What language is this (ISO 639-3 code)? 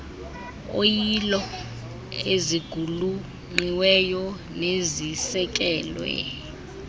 xho